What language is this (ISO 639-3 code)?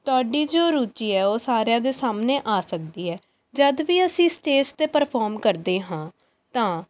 pan